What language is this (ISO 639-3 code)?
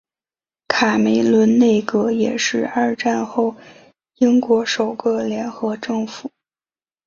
zho